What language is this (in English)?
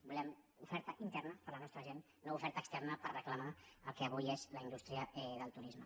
Catalan